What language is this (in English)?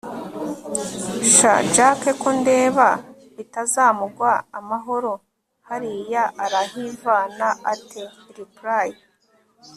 Kinyarwanda